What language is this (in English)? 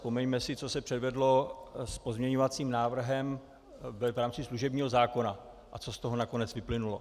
Czech